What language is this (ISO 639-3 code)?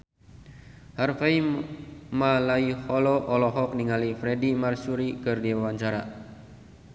sun